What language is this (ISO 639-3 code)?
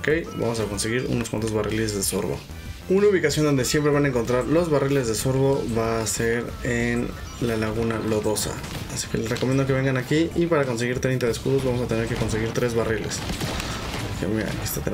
spa